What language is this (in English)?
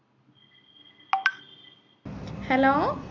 Malayalam